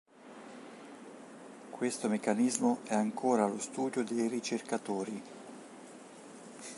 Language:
Italian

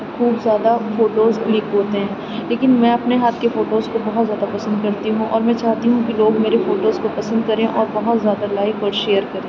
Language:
Urdu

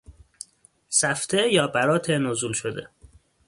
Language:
Persian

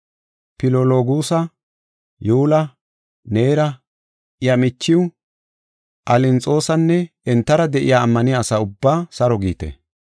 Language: Gofa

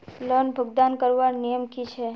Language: Magahi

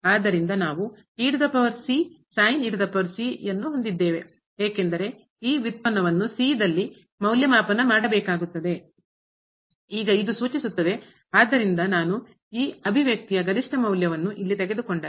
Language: Kannada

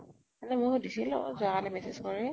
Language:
Assamese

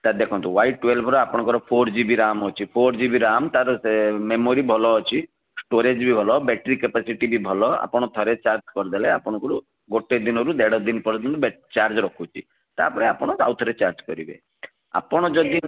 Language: Odia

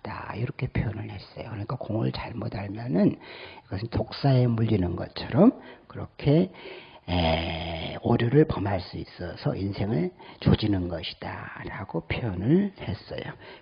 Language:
Korean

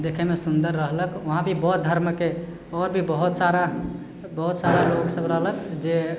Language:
Maithili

